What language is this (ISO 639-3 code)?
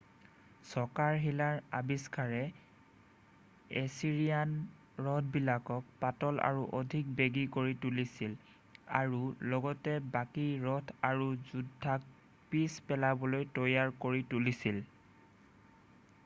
asm